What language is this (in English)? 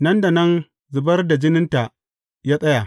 Hausa